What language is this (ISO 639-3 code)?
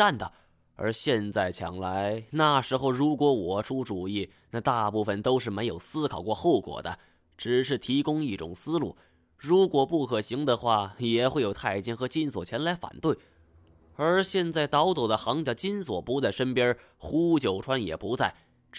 zho